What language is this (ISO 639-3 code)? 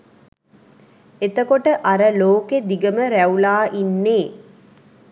sin